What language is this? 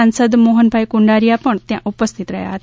Gujarati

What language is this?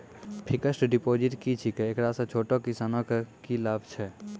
Maithili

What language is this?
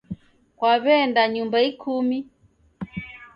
Taita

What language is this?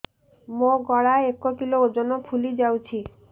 Odia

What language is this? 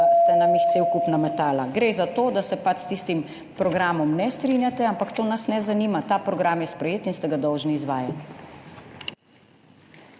Slovenian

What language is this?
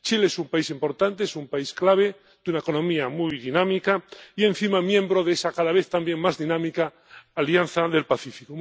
Spanish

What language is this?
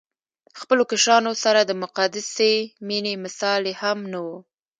Pashto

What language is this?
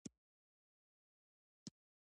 Pashto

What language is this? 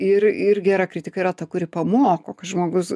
Lithuanian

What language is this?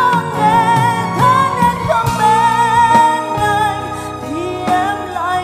Vietnamese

